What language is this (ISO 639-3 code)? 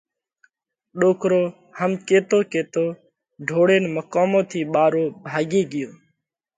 kvx